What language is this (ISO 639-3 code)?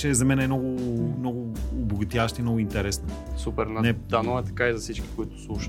bul